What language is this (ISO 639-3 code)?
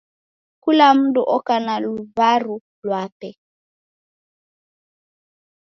dav